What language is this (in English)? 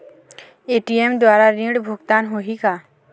Chhattisgarhi